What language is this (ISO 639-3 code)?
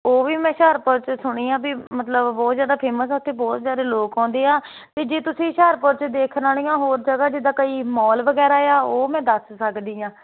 pan